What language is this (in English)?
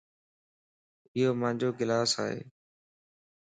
Lasi